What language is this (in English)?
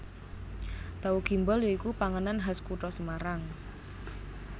Javanese